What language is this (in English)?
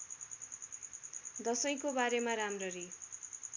Nepali